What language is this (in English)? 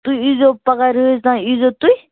Kashmiri